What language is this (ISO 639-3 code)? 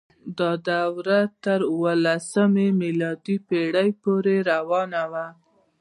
pus